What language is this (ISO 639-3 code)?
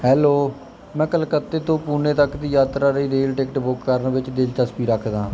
pan